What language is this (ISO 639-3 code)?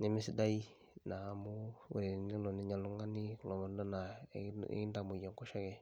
mas